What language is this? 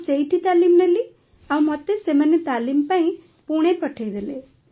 Odia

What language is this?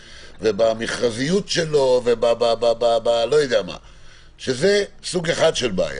Hebrew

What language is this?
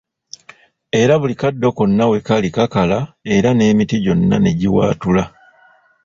Ganda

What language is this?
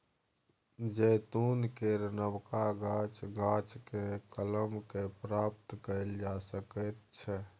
Maithili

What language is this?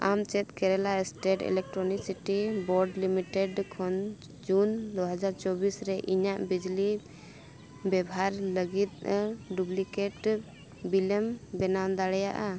Santali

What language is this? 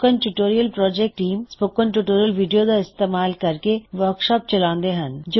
Punjabi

